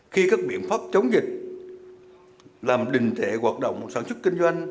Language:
Vietnamese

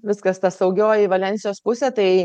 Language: Lithuanian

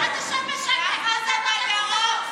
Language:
Hebrew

